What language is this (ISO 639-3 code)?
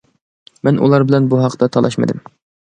uig